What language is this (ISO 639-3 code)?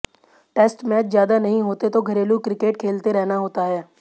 hin